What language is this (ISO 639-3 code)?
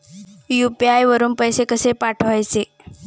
mar